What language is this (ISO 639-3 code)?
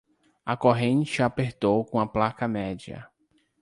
por